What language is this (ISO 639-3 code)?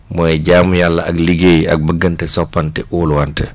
wol